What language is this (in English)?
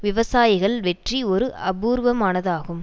Tamil